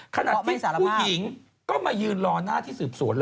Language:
Thai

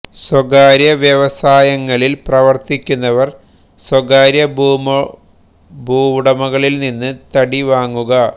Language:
Malayalam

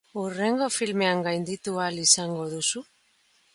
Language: Basque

